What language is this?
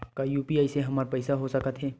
Chhattisgarhi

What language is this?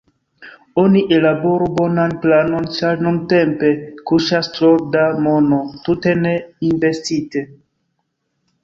Esperanto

